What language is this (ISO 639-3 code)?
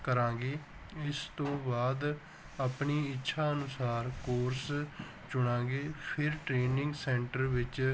pan